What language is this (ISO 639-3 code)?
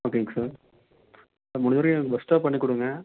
tam